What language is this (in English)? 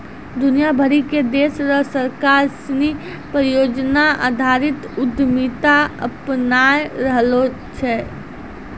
Maithili